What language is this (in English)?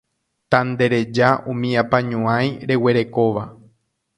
Guarani